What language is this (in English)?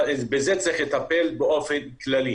Hebrew